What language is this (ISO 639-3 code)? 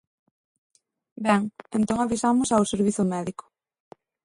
glg